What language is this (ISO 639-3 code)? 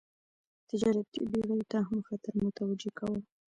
pus